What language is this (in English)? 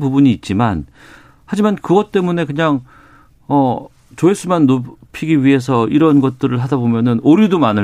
Korean